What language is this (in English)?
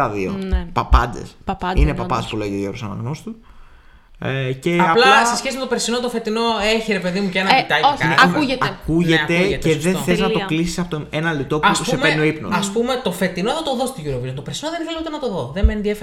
Greek